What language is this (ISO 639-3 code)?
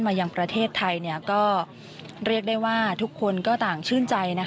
tha